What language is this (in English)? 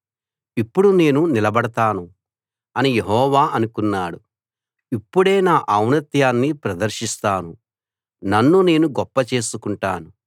Telugu